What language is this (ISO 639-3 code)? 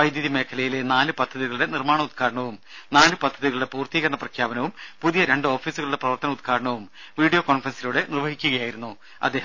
mal